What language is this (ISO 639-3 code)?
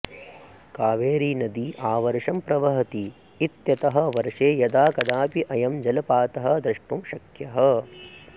san